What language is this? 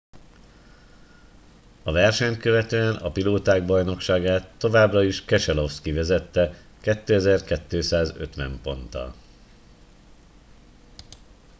Hungarian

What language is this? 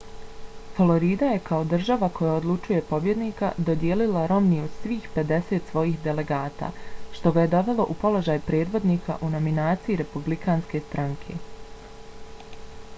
Bosnian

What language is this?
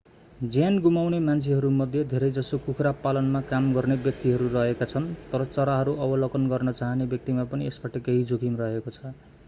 Nepali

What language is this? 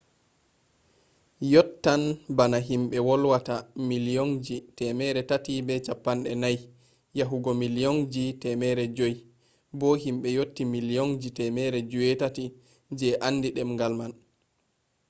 Fula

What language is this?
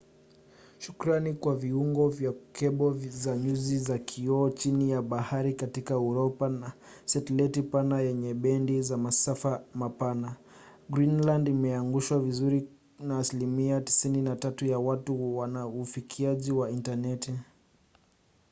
Swahili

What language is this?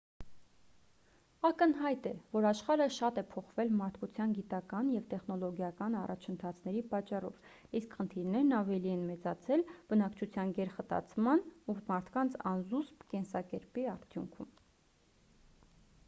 Armenian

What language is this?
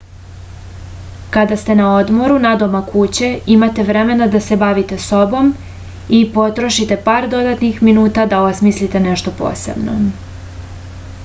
Serbian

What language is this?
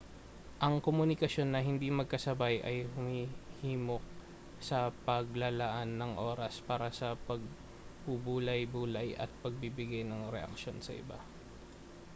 Filipino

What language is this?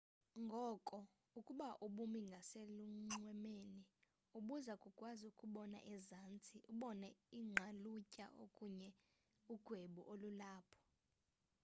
Xhosa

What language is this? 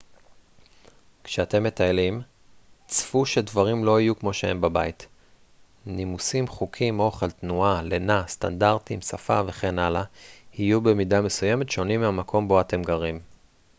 Hebrew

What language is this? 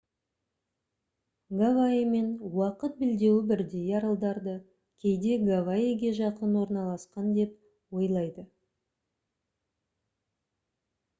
Kazakh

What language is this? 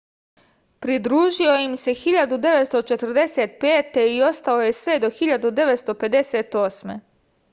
Serbian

